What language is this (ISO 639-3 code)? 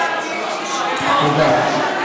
heb